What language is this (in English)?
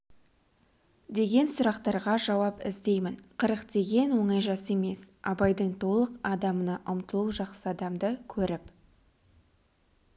Kazakh